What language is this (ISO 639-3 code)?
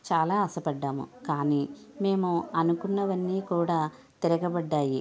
tel